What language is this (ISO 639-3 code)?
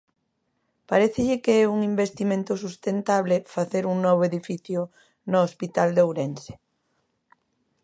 glg